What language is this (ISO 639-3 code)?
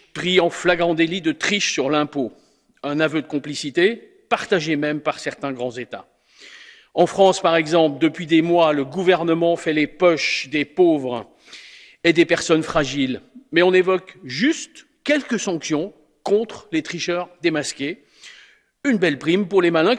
fra